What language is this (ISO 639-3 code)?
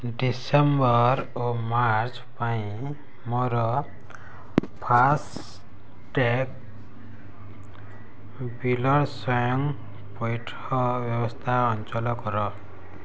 ori